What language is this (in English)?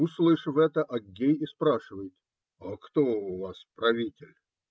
Russian